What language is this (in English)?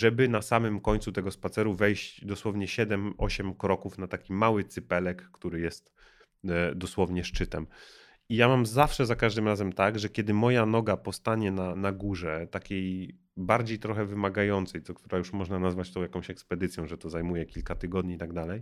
Polish